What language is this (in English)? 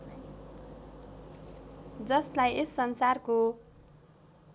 Nepali